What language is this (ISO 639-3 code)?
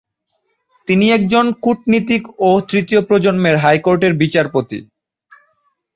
ben